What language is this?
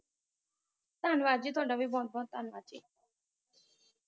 Punjabi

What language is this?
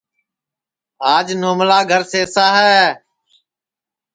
Sansi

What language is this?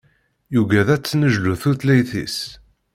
Kabyle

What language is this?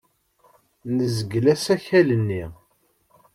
Kabyle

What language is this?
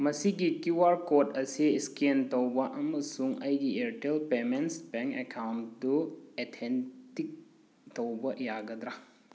Manipuri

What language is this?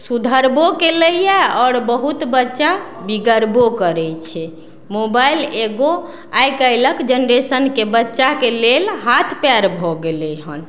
Maithili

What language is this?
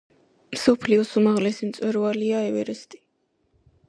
Georgian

